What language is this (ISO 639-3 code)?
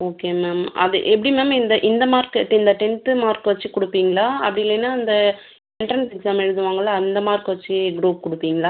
tam